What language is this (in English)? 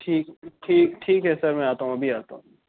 Urdu